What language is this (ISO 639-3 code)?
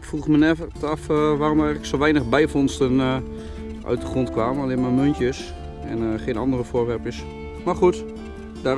nld